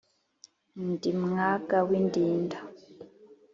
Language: Kinyarwanda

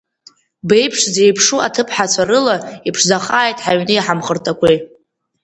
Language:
Abkhazian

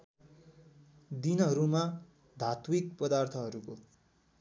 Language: Nepali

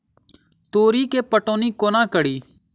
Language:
Maithili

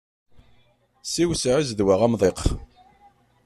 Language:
Kabyle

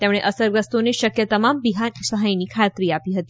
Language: Gujarati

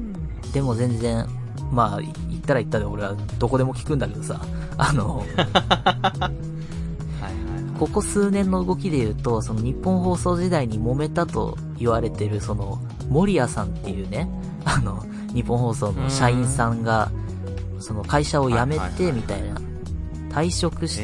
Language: Japanese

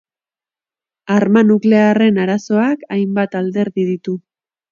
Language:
Basque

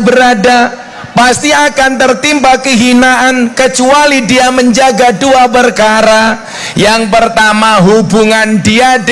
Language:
Indonesian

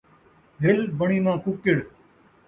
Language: Saraiki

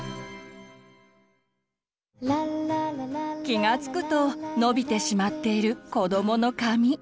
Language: Japanese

